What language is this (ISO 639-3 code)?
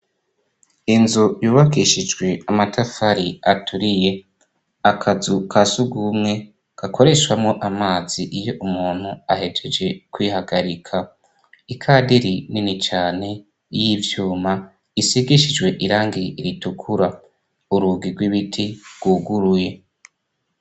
run